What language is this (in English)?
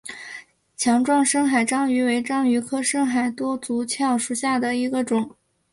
Chinese